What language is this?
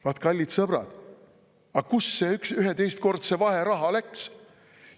Estonian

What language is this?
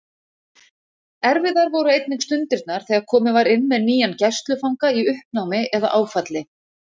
Icelandic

